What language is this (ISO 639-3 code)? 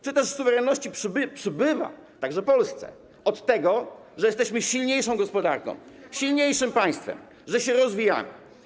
pol